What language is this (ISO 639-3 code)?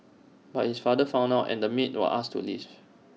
eng